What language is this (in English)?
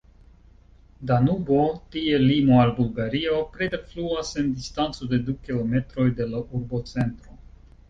Esperanto